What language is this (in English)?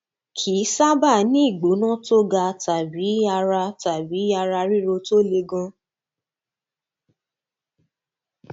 Yoruba